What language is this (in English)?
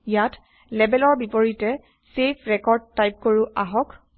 Assamese